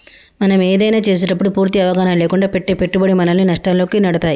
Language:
Telugu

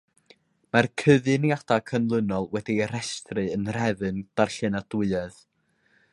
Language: Welsh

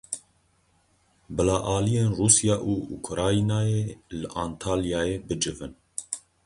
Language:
Kurdish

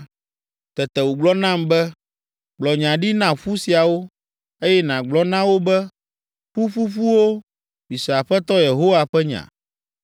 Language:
Ewe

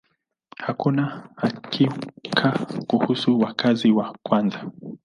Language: Swahili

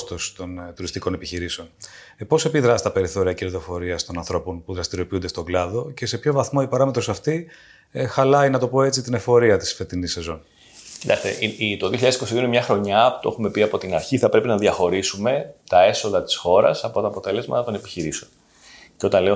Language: Greek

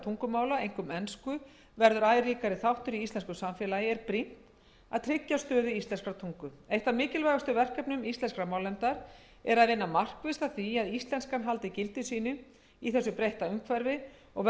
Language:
Icelandic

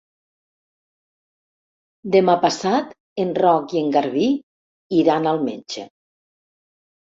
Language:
Catalan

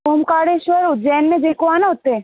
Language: Sindhi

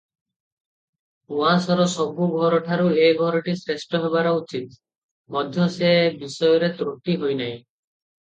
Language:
Odia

